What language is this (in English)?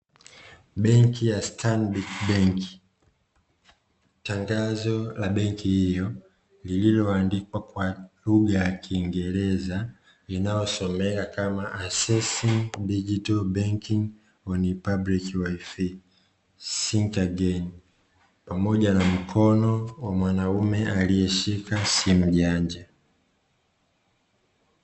Swahili